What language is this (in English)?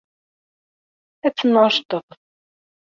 Kabyle